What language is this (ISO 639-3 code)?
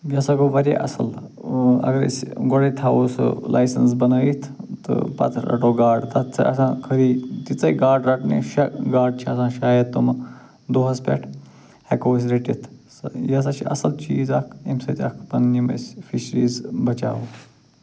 kas